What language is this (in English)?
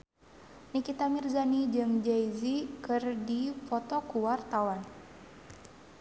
Sundanese